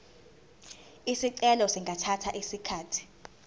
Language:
Zulu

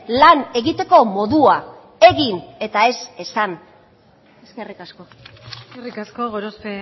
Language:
Basque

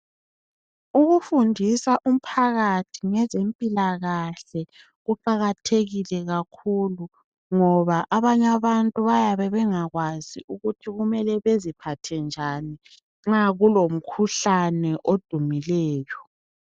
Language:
North Ndebele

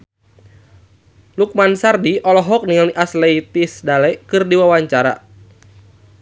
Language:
Sundanese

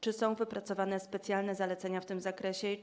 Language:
Polish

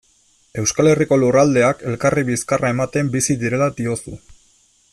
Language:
Basque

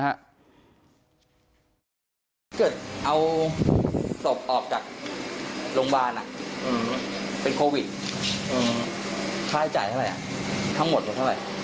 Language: Thai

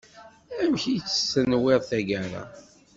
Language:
Kabyle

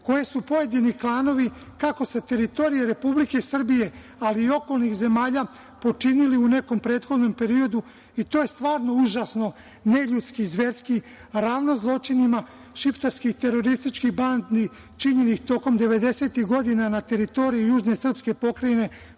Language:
Serbian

